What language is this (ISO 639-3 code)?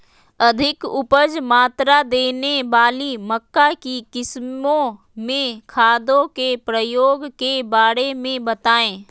mag